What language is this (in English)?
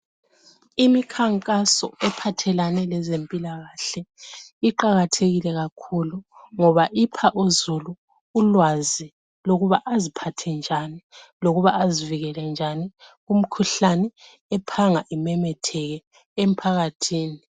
North Ndebele